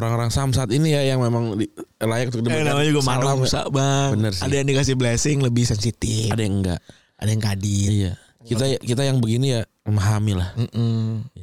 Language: Indonesian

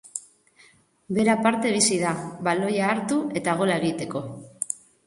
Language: Basque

